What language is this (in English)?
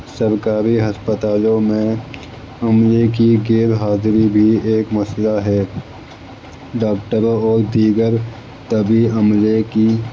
Urdu